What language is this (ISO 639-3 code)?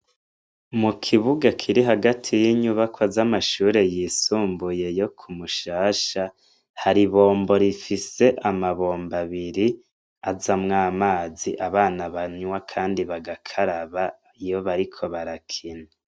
run